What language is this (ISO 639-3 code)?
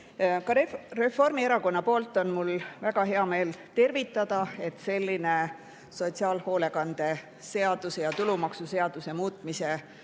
est